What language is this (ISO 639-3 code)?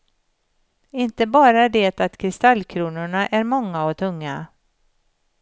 swe